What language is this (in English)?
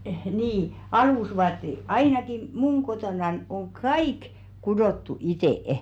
Finnish